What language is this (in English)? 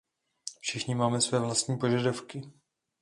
Czech